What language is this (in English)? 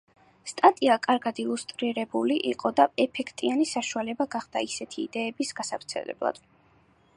Georgian